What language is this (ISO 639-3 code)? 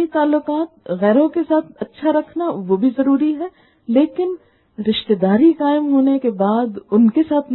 urd